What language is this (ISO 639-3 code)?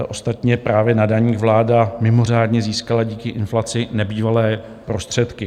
ces